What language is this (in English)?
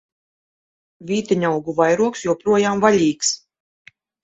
Latvian